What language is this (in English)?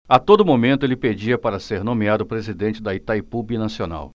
Portuguese